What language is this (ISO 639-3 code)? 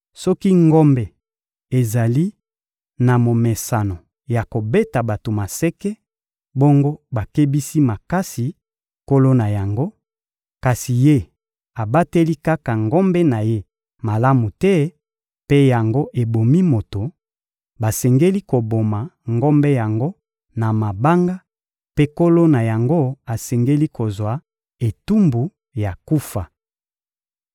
lin